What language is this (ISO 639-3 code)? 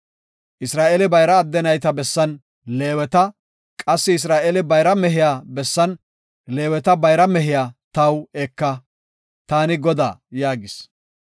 gof